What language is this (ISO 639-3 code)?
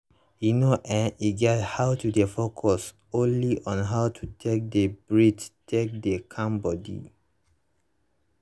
pcm